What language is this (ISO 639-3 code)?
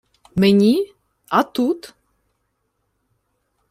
ukr